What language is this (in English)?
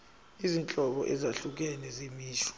Zulu